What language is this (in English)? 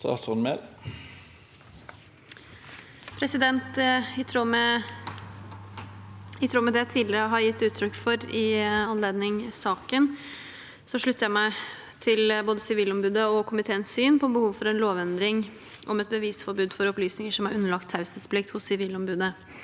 Norwegian